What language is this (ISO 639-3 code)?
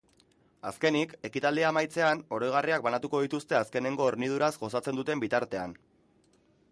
eus